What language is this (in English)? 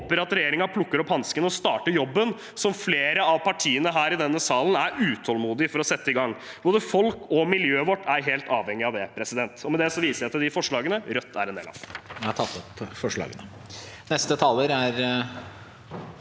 Norwegian